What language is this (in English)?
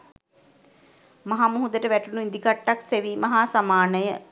Sinhala